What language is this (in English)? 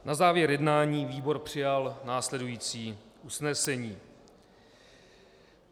Czech